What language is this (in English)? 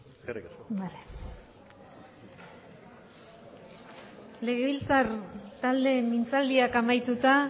Basque